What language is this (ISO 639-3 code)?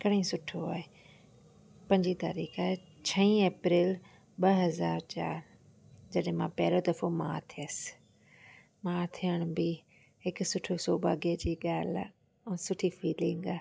snd